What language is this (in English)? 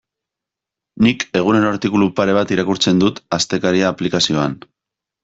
Basque